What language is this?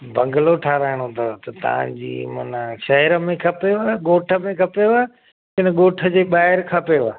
Sindhi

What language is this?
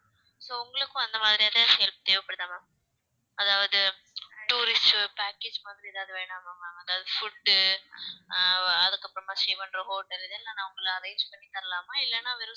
Tamil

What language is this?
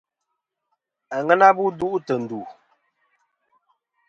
Kom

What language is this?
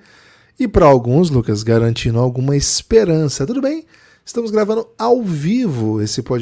Portuguese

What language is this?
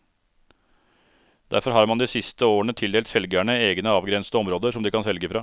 Norwegian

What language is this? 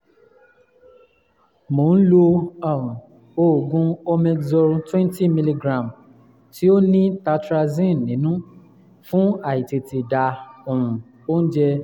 Yoruba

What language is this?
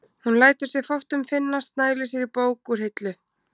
Icelandic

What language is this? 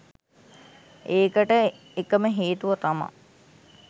Sinhala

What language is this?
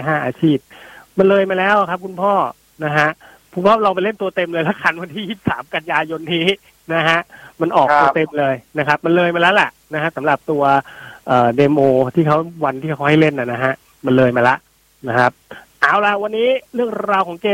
Thai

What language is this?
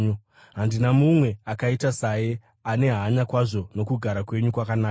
Shona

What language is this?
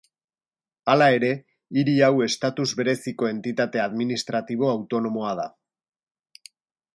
Basque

